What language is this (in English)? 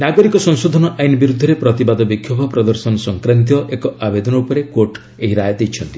Odia